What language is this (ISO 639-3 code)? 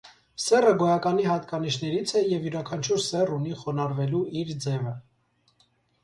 hye